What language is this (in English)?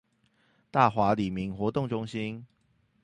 Chinese